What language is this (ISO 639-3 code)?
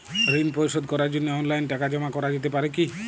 ben